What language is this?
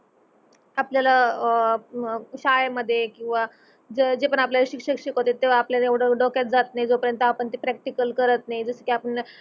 Marathi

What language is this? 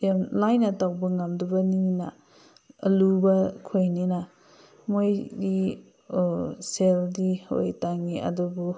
Manipuri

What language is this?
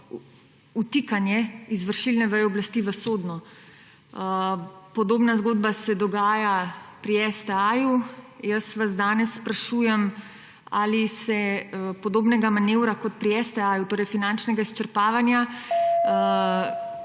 Slovenian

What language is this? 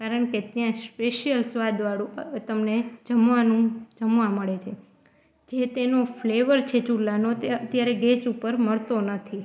Gujarati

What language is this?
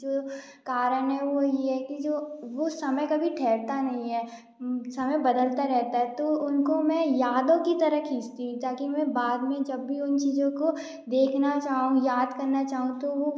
Hindi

